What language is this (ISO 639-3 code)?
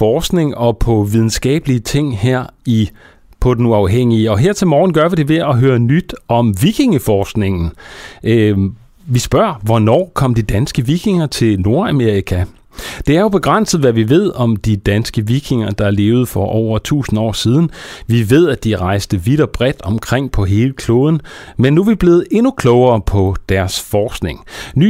dan